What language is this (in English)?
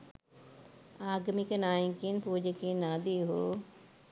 Sinhala